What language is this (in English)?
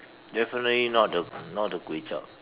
English